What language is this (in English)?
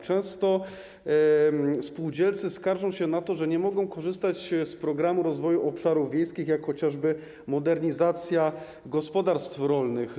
Polish